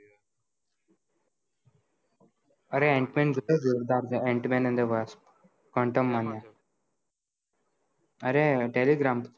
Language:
Gujarati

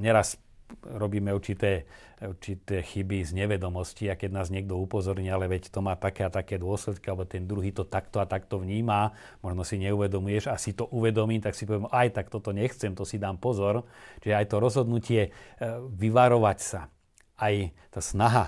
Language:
Slovak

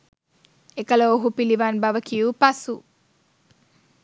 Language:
Sinhala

